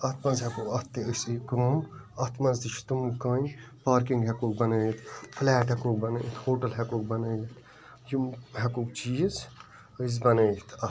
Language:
Kashmiri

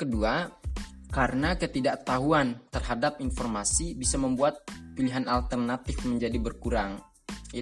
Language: Indonesian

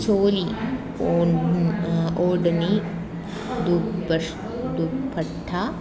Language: Sanskrit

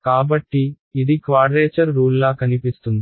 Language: Telugu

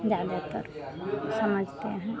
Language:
Hindi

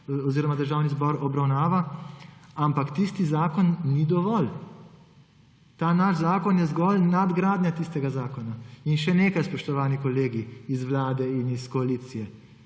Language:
Slovenian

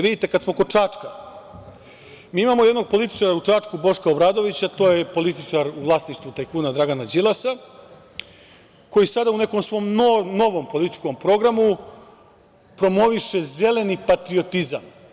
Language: Serbian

